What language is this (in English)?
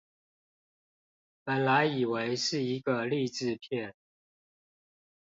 Chinese